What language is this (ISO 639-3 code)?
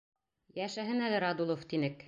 bak